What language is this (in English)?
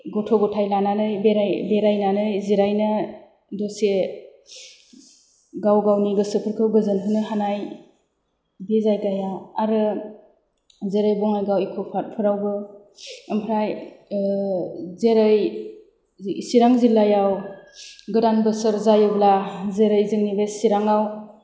Bodo